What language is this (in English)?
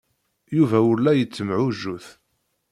Kabyle